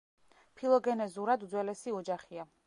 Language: Georgian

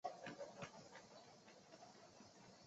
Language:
Chinese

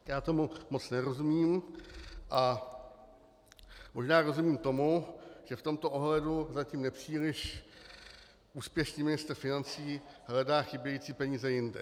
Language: Czech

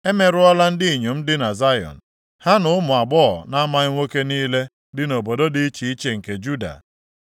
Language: Igbo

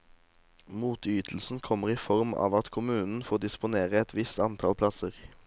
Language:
Norwegian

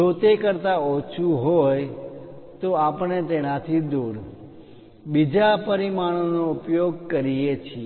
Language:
Gujarati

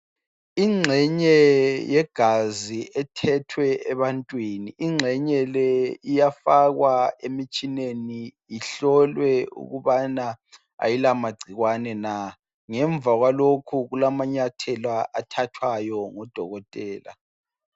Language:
North Ndebele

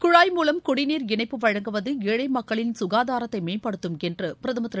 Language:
Tamil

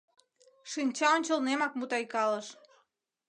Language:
Mari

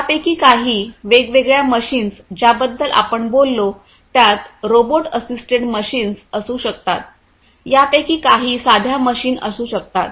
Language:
Marathi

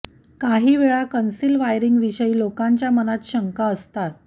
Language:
Marathi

